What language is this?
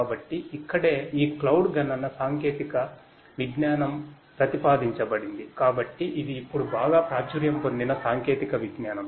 Telugu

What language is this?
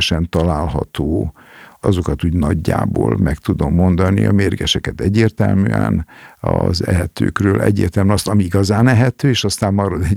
Hungarian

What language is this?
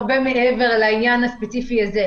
Hebrew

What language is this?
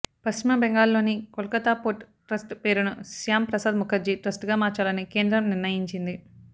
Telugu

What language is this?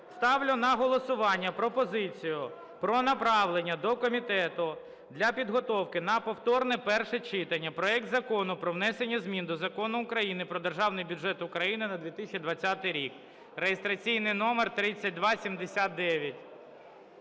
Ukrainian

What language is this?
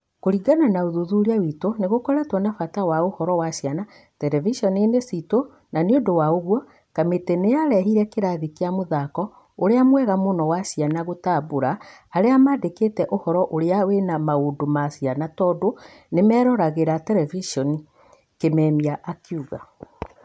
Kikuyu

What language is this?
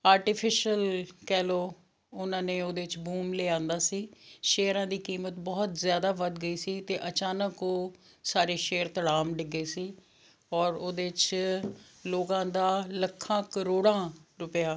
Punjabi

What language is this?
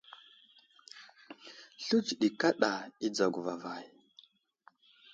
Wuzlam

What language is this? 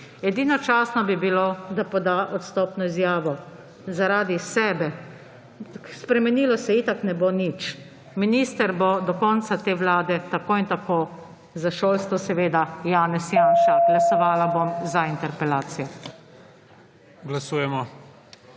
Slovenian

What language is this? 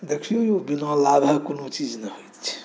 Maithili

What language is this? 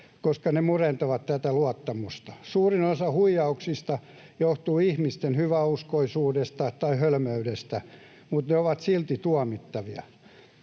Finnish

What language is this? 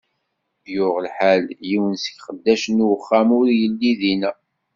Kabyle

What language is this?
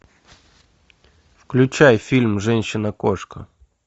Russian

